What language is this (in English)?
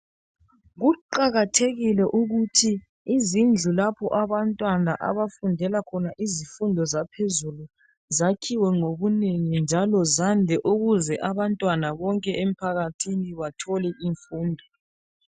North Ndebele